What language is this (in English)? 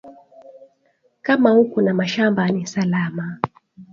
Swahili